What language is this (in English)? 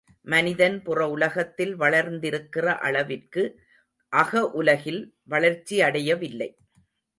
Tamil